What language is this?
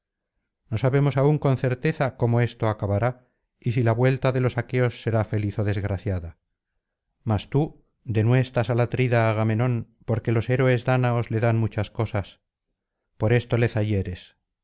Spanish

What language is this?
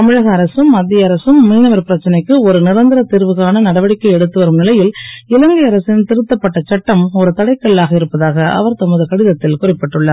Tamil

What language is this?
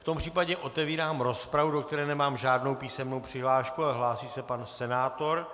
Czech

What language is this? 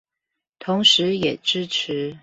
Chinese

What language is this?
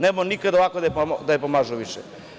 Serbian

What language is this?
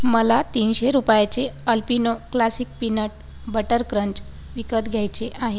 Marathi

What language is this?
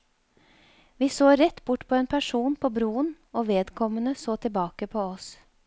Norwegian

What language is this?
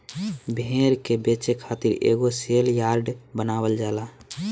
Bhojpuri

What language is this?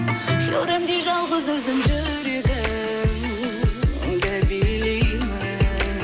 Kazakh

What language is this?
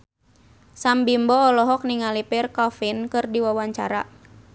Sundanese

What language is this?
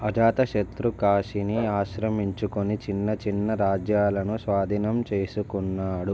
Telugu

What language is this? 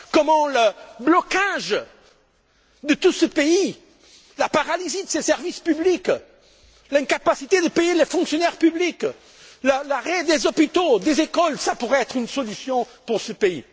French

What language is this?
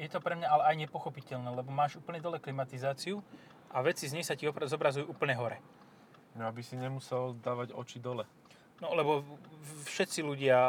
Slovak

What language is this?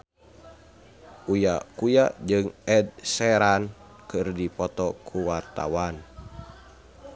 Sundanese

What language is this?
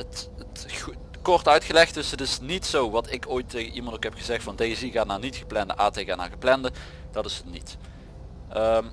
Dutch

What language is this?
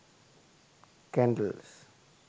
Sinhala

